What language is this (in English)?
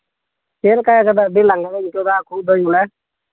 Santali